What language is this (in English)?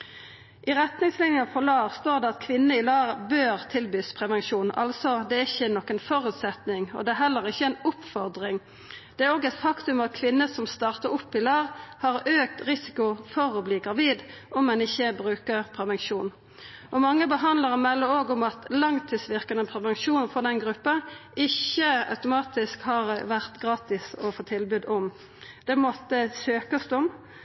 Norwegian Nynorsk